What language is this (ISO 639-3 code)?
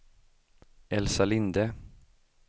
swe